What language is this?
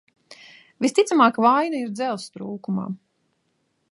Latvian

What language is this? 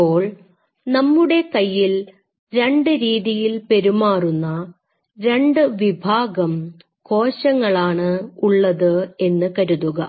Malayalam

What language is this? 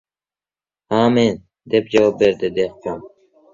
Uzbek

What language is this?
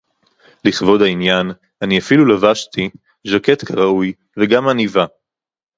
Hebrew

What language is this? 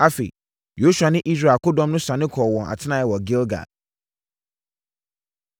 Akan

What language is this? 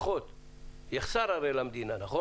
Hebrew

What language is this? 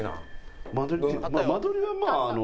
Japanese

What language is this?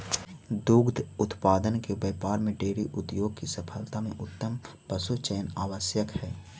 Magahi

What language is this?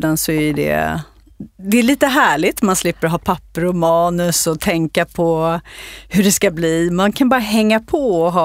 Swedish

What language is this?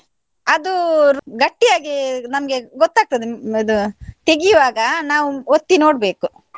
Kannada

